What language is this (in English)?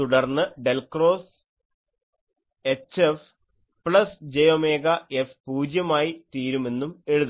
Malayalam